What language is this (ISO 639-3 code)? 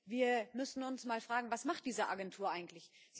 deu